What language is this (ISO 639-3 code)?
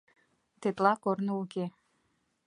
chm